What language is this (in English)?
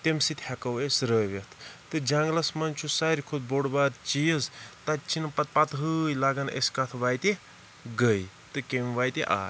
Kashmiri